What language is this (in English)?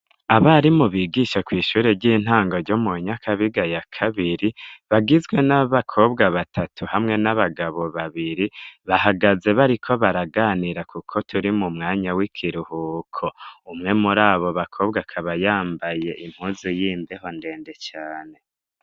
Rundi